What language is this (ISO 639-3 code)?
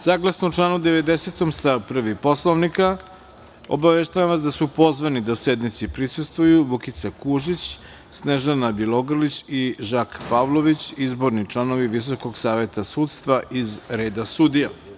srp